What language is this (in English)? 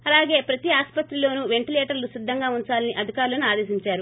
Telugu